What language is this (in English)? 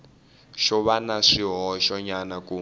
Tsonga